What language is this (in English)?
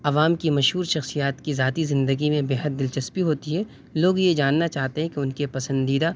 Urdu